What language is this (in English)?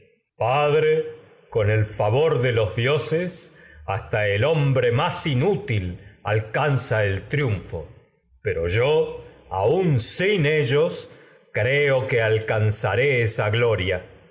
Spanish